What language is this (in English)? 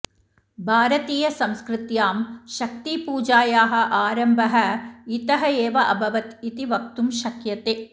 Sanskrit